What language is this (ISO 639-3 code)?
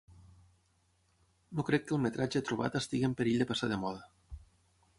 cat